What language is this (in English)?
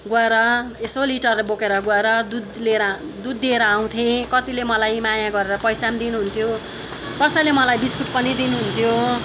Nepali